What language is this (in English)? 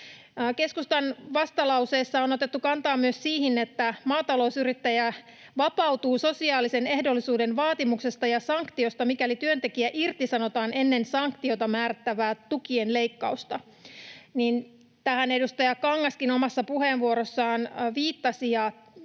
Finnish